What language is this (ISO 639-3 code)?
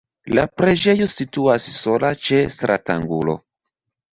epo